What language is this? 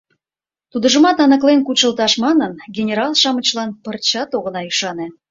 Mari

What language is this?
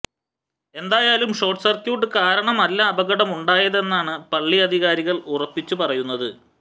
Malayalam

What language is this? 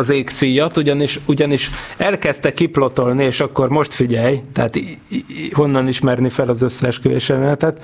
Hungarian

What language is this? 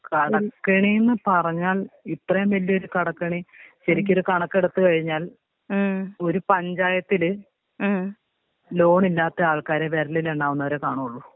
Malayalam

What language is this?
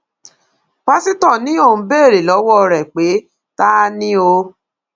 Yoruba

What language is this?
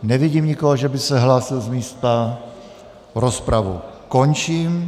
Czech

